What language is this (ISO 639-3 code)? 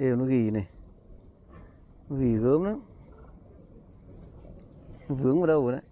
vie